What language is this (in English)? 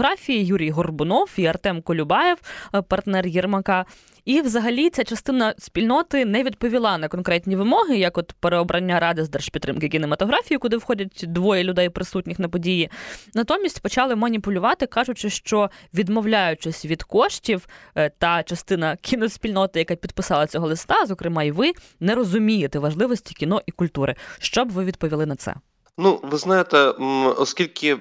Ukrainian